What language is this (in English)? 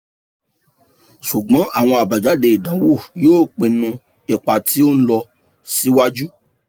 Yoruba